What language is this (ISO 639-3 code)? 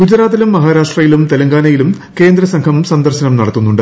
mal